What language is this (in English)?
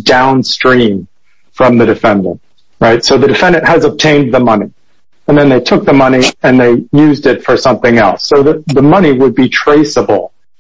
English